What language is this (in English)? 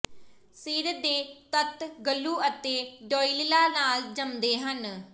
Punjabi